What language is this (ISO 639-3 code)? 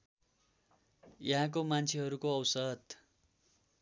nep